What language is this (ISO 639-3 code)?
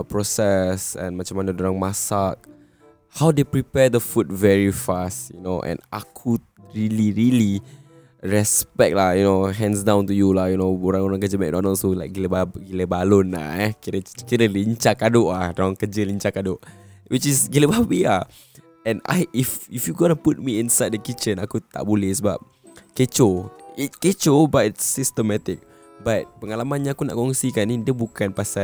msa